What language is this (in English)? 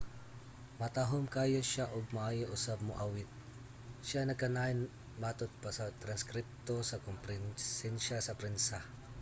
Cebuano